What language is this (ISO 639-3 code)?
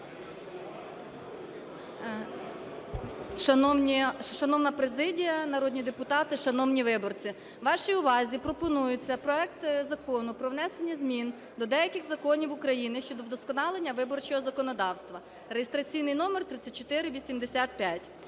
ukr